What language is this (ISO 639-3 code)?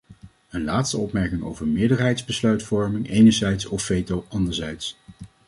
nld